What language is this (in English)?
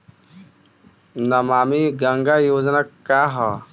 Bhojpuri